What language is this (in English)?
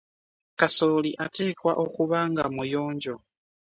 Ganda